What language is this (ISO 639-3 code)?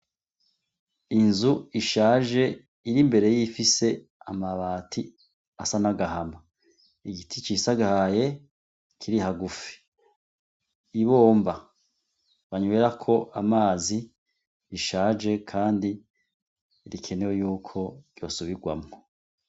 run